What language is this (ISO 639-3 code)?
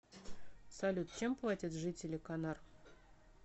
rus